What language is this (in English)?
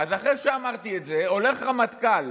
Hebrew